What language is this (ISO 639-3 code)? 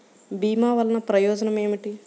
tel